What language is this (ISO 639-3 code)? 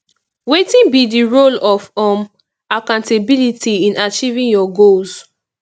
pcm